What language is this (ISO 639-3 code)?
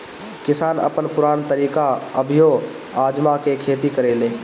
bho